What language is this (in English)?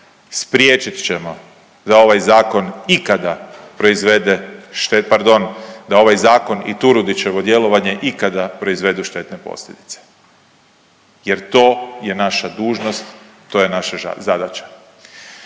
Croatian